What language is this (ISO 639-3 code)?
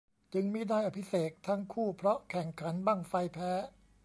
tha